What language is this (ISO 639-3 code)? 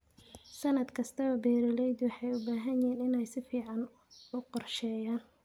som